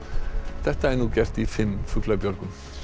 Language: Icelandic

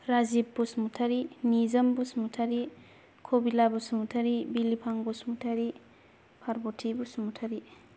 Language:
Bodo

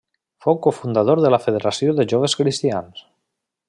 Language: Catalan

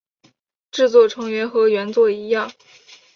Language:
Chinese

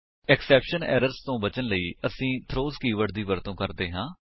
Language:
Punjabi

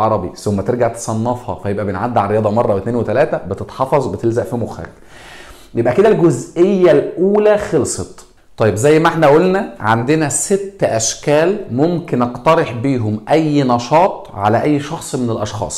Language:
Arabic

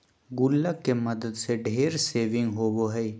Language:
Magahi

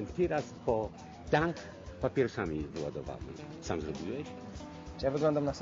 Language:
Polish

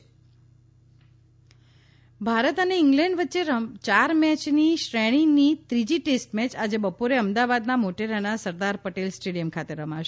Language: Gujarati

